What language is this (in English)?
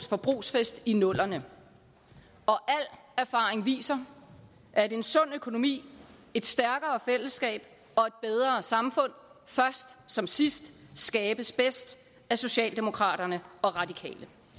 Danish